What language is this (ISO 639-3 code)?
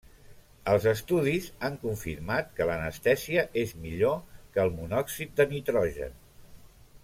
cat